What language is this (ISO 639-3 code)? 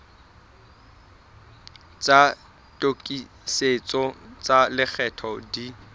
sot